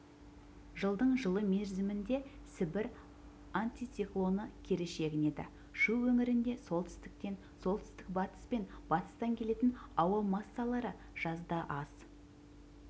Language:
Kazakh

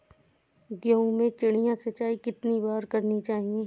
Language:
Hindi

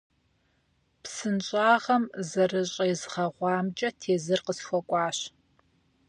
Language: Kabardian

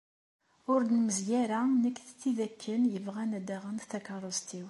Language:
Kabyle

